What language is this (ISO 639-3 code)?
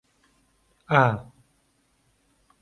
ckb